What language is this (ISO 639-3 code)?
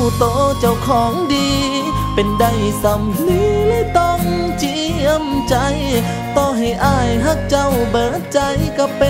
tha